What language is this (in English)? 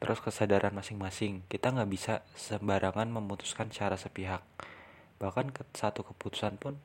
Indonesian